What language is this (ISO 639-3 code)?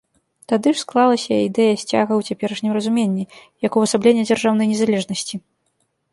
bel